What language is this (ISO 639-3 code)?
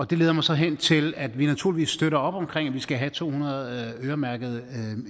dan